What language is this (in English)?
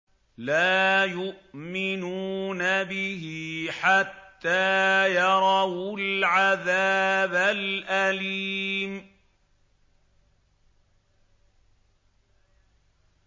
Arabic